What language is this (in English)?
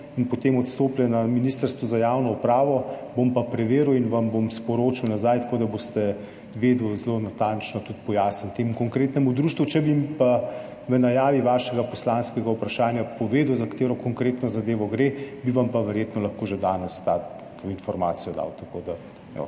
Slovenian